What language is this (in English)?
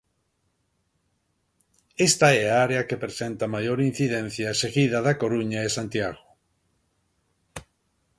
Galician